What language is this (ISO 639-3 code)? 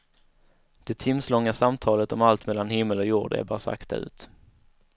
swe